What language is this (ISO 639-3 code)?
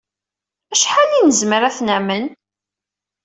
kab